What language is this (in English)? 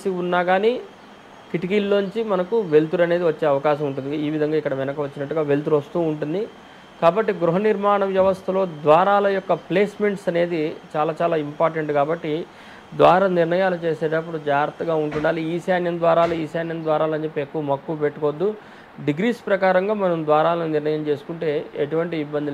Telugu